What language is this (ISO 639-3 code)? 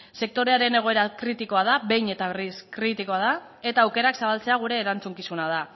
eus